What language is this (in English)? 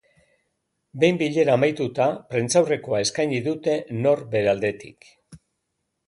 Basque